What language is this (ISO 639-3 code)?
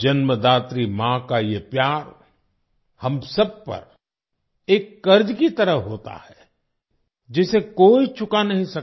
hin